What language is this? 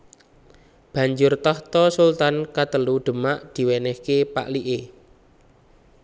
Javanese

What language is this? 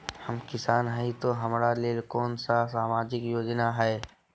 Magahi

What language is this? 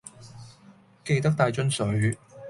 Cantonese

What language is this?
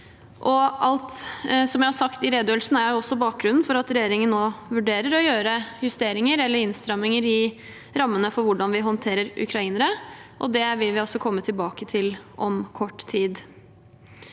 Norwegian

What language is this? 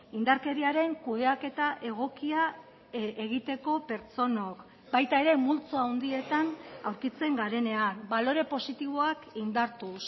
Basque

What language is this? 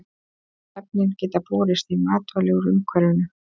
Icelandic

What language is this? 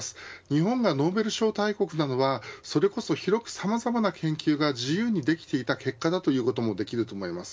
Japanese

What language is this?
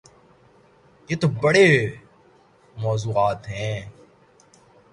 Urdu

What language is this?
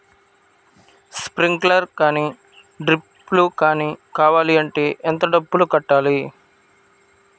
Telugu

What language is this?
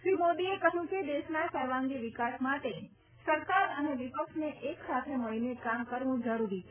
Gujarati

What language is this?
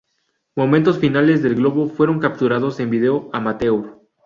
Spanish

